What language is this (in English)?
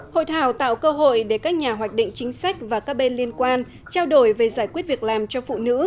Vietnamese